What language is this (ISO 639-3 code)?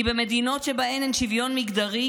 heb